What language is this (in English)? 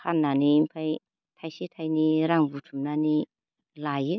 Bodo